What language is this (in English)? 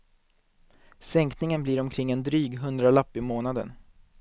Swedish